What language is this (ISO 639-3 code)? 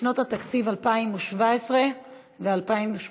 heb